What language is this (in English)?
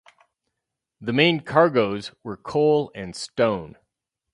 English